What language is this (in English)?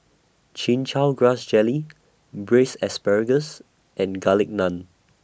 English